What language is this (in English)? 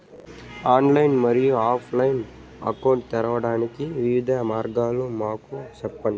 Telugu